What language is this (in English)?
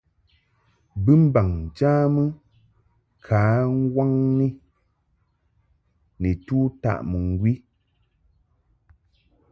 Mungaka